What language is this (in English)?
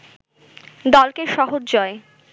Bangla